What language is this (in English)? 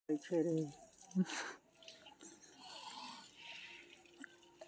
Maithili